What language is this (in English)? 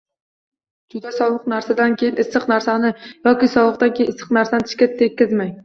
Uzbek